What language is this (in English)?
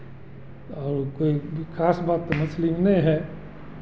Hindi